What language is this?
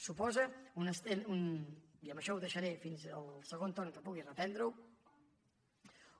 Catalan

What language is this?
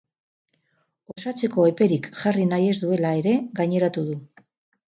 Basque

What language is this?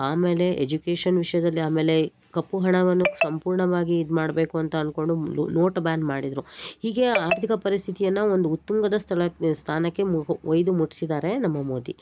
Kannada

